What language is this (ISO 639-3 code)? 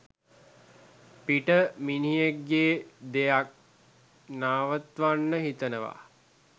sin